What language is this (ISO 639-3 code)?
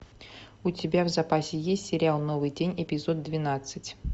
rus